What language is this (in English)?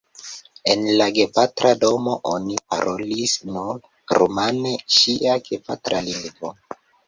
Esperanto